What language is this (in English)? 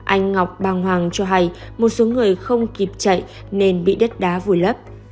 Vietnamese